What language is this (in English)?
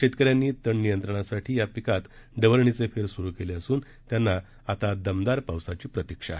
Marathi